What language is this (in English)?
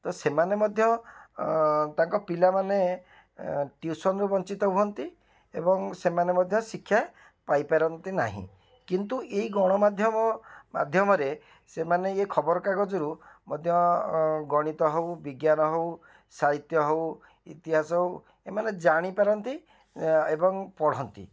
Odia